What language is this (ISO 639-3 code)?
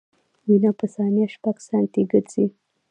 pus